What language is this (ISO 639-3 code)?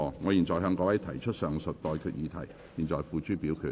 yue